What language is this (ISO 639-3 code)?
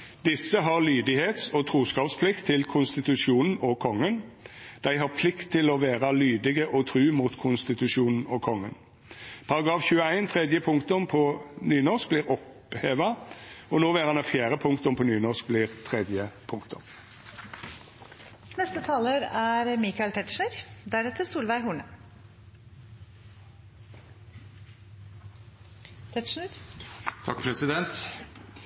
nor